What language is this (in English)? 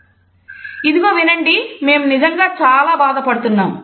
Telugu